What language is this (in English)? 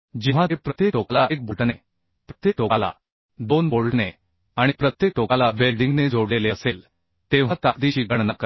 Marathi